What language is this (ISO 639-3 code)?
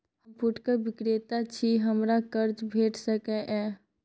mai